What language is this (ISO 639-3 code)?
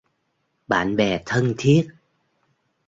vie